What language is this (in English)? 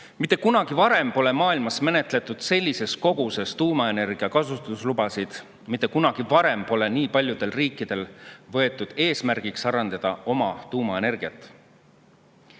Estonian